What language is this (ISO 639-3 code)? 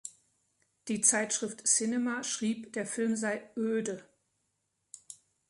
deu